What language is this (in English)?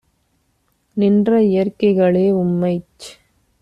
Tamil